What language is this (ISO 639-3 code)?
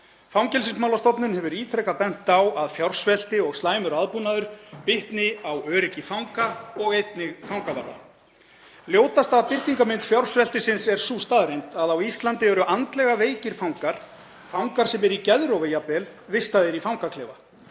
isl